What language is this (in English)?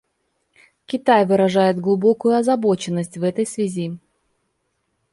Russian